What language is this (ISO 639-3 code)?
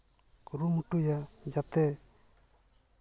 sat